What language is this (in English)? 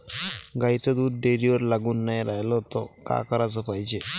Marathi